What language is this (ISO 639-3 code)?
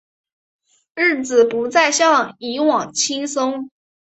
zho